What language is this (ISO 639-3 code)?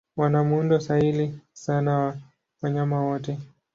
swa